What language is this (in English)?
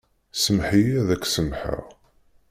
Kabyle